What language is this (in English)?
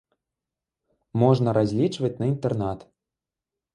Belarusian